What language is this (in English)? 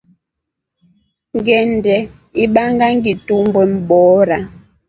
Rombo